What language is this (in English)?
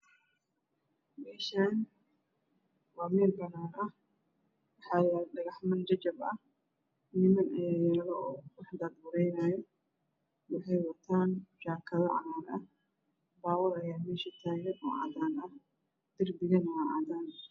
Somali